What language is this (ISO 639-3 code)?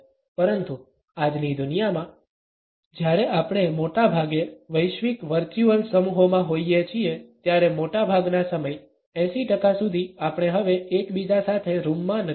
guj